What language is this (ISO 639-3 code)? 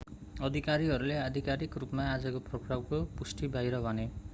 nep